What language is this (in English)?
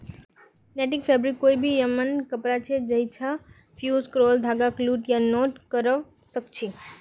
Magahi